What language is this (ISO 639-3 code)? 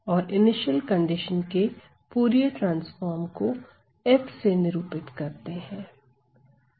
hin